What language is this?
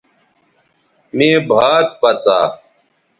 Bateri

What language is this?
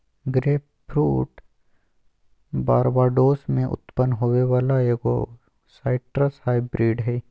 Magahi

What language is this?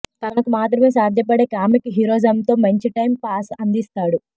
Telugu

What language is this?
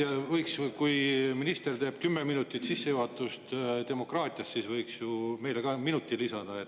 Estonian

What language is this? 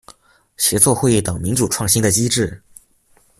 Chinese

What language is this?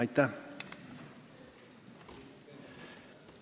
Estonian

